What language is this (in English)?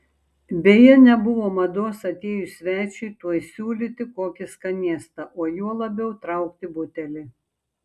Lithuanian